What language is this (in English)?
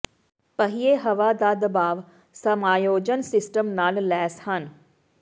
Punjabi